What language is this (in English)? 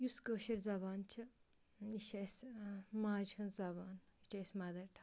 Kashmiri